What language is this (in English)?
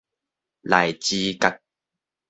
Min Nan Chinese